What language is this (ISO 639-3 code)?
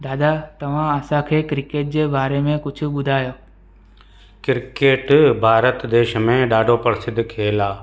snd